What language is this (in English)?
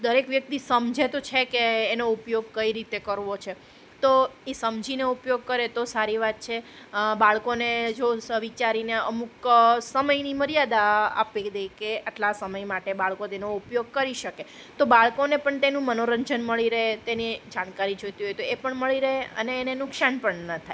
Gujarati